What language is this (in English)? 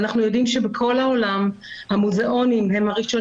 Hebrew